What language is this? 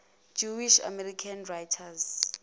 Zulu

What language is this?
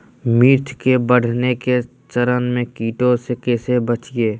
Magahi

